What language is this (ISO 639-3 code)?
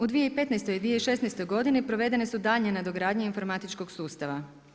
hrv